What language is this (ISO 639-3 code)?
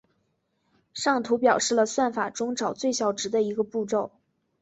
zho